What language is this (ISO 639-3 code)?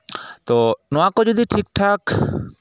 sat